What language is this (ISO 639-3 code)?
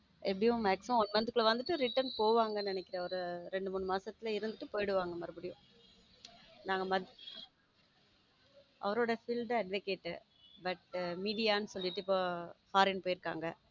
tam